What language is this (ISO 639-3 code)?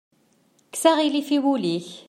kab